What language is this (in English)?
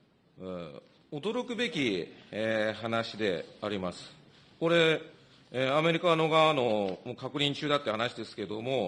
Japanese